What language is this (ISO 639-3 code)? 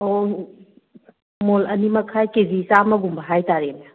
mni